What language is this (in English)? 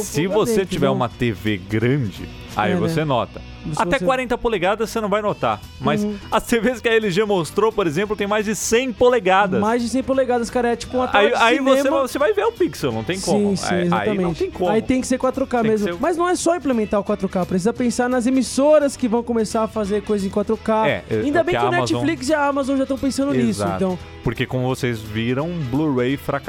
Portuguese